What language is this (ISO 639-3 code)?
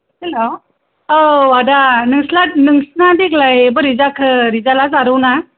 brx